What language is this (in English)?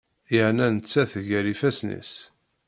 Kabyle